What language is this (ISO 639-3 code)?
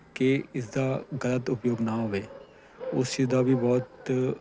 pan